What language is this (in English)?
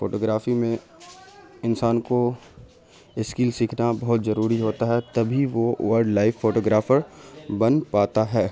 Urdu